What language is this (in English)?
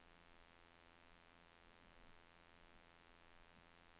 Norwegian